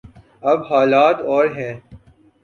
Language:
Urdu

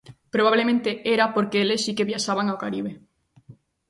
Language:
Galician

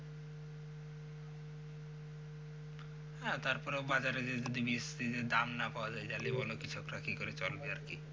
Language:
Bangla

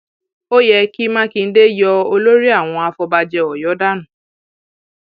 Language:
Yoruba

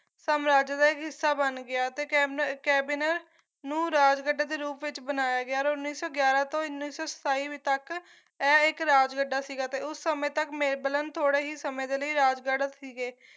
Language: Punjabi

